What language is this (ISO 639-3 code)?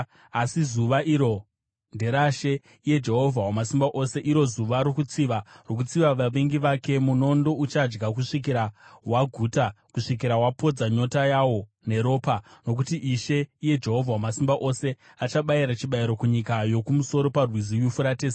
sna